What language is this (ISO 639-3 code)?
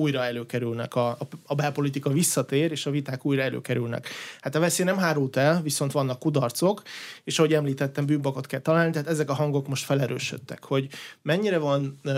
hun